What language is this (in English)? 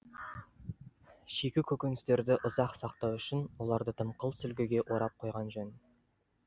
Kazakh